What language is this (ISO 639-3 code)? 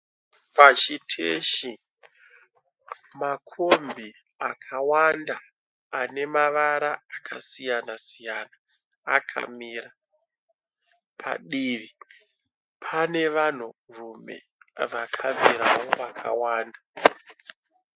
sna